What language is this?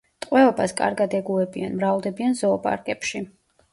Georgian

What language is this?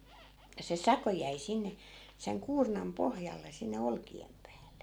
Finnish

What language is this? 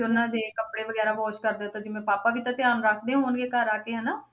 Punjabi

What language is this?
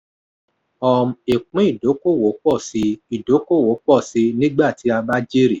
Yoruba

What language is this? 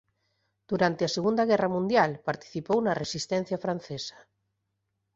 Galician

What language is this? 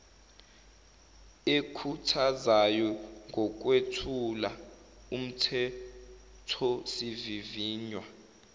Zulu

